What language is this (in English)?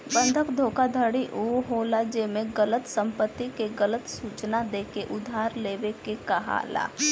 Bhojpuri